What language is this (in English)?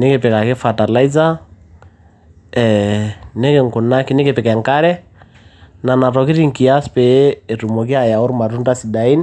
Masai